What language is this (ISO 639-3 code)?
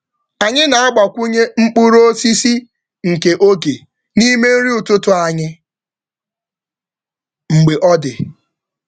ibo